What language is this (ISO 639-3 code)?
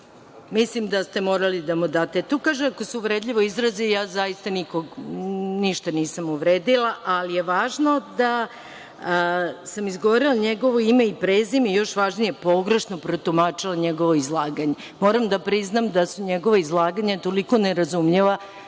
srp